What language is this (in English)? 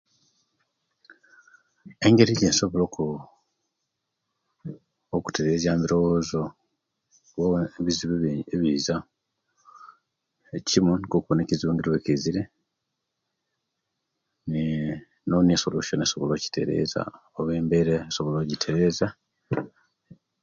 Kenyi